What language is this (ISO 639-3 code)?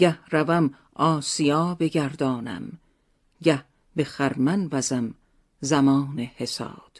fas